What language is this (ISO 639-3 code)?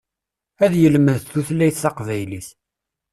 kab